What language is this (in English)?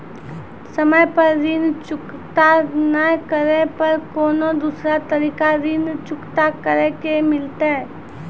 Maithili